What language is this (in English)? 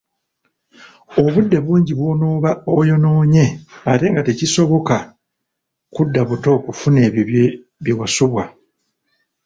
Ganda